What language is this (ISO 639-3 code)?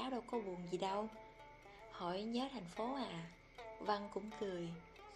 vie